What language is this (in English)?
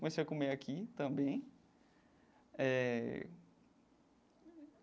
Portuguese